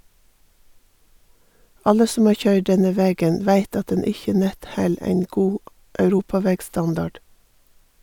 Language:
Norwegian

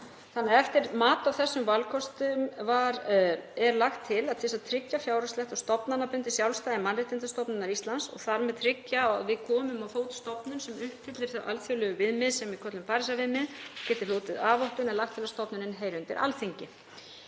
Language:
Icelandic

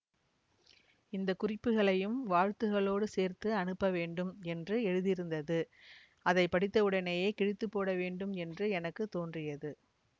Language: Tamil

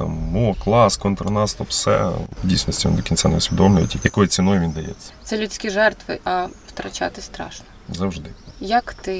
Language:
Ukrainian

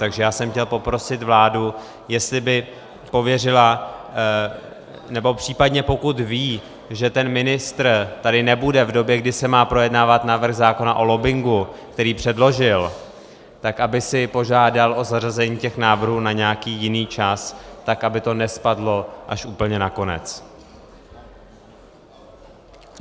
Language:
Czech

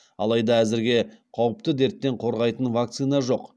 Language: Kazakh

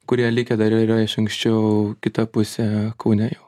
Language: Lithuanian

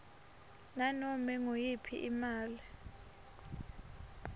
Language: Swati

